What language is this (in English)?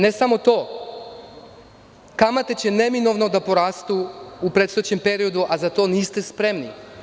Serbian